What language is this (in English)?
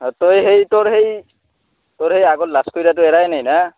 Assamese